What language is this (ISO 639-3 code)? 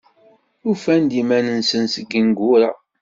kab